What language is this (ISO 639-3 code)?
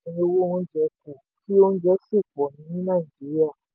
yor